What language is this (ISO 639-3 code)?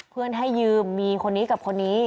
tha